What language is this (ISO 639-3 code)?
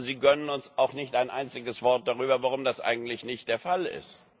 deu